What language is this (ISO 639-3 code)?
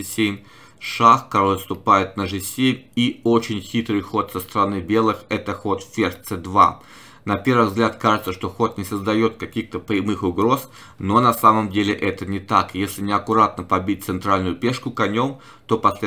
rus